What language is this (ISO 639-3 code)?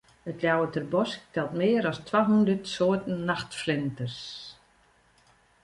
fry